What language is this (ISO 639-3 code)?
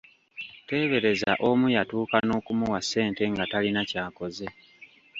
lug